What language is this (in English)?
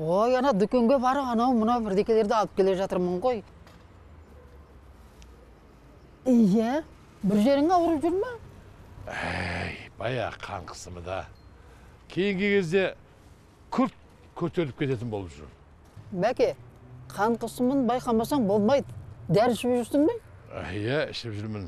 Turkish